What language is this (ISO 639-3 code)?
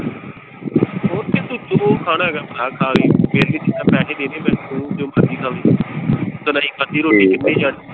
pan